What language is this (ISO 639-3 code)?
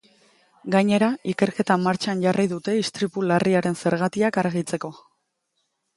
eus